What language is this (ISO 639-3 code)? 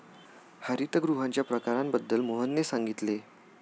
mar